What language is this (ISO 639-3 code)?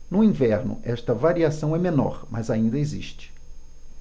por